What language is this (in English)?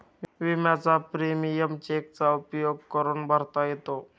Marathi